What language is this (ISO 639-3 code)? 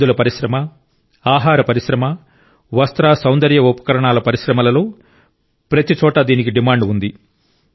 tel